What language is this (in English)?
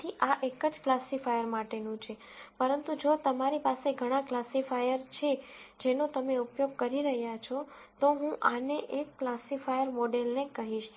Gujarati